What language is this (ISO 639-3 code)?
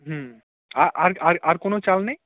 ben